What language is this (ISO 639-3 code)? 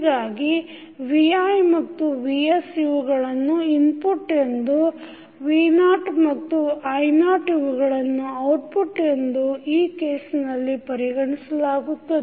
kan